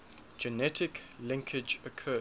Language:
English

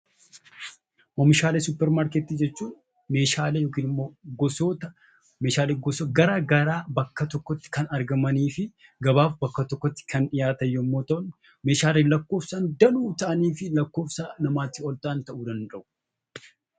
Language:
Oromo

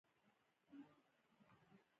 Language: Pashto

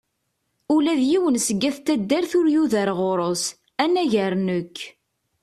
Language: Kabyle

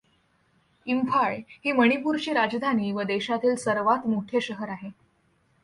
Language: Marathi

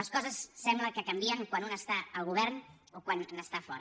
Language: Catalan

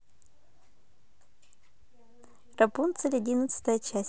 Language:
Russian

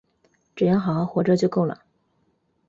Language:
Chinese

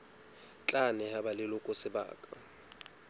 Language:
Southern Sotho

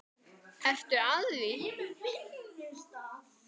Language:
Icelandic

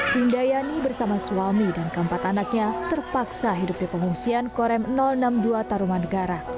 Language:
Indonesian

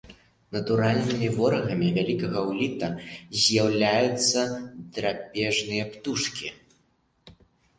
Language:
Belarusian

